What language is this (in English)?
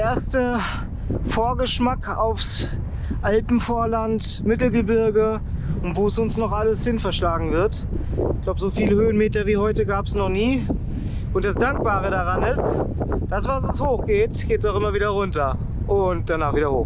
German